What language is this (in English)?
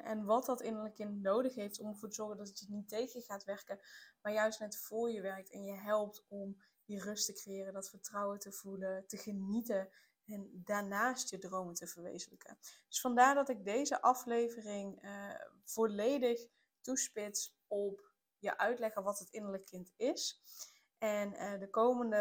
Dutch